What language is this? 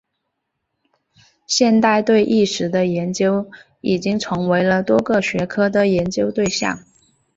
Chinese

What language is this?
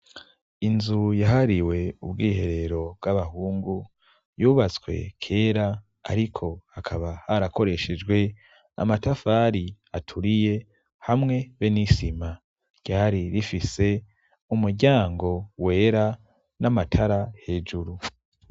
Rundi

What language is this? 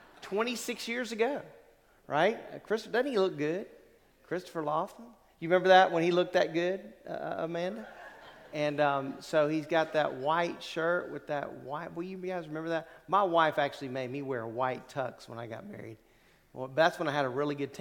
English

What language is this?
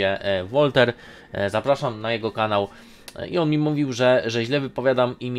Polish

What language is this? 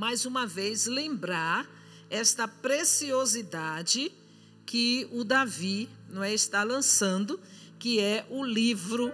Portuguese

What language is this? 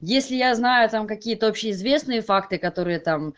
Russian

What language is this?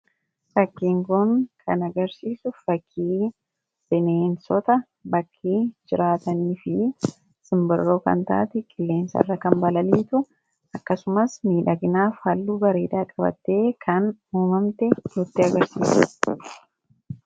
Oromo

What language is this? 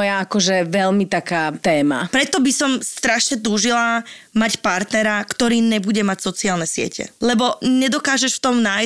Slovak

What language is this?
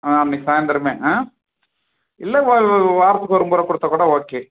Tamil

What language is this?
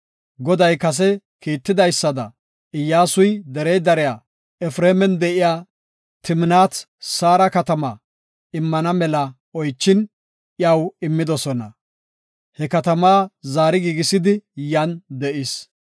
Gofa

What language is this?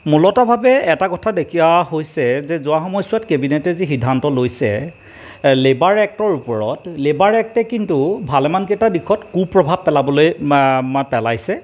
Assamese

